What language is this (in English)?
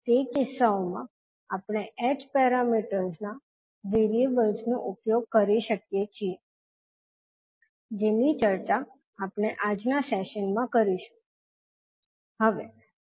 Gujarati